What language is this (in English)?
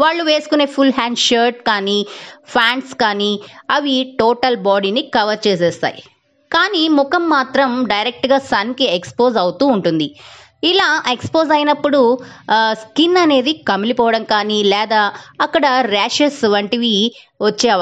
Telugu